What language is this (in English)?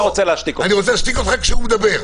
Hebrew